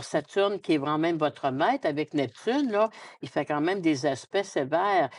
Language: French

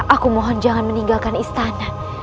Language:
Indonesian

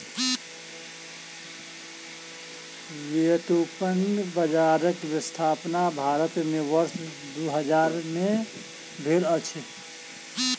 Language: Maithili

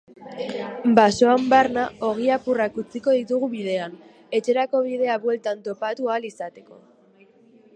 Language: Basque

